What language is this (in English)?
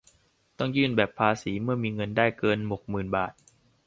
Thai